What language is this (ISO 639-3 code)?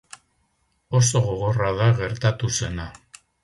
eus